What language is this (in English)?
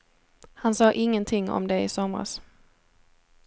Swedish